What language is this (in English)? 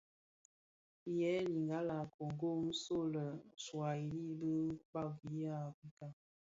Bafia